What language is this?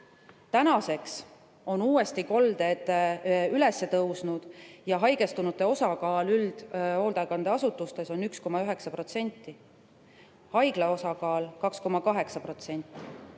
Estonian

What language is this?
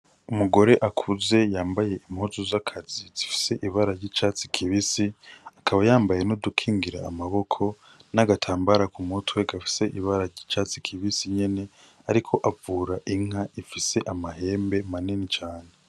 Rundi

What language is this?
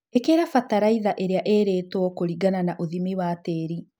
Kikuyu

